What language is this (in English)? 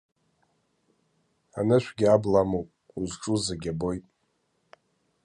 Abkhazian